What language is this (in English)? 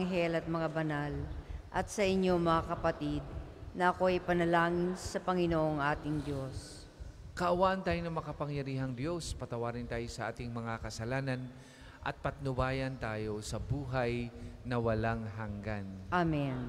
Filipino